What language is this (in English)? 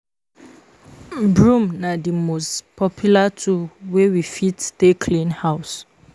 Nigerian Pidgin